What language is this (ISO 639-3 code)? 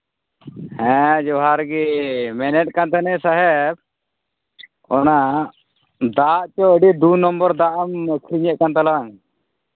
sat